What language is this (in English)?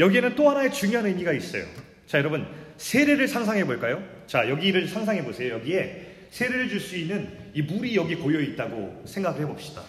Korean